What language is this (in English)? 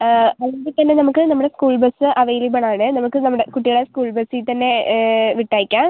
Malayalam